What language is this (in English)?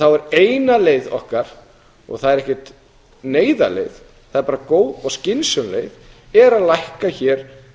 Icelandic